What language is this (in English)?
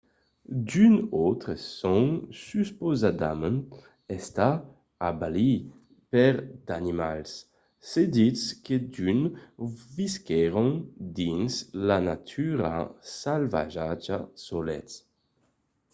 Occitan